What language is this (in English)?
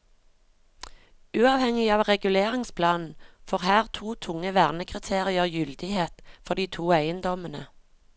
Norwegian